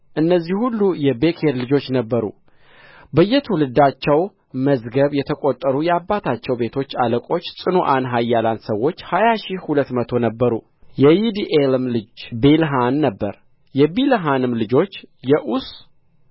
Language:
Amharic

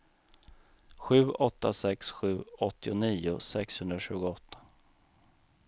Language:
Swedish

